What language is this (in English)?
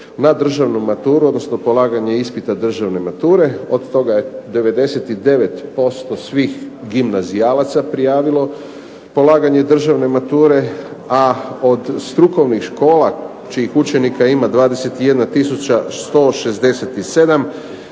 Croatian